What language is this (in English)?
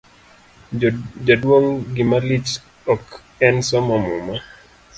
Luo (Kenya and Tanzania)